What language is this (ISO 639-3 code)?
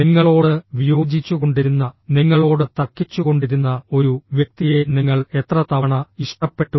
mal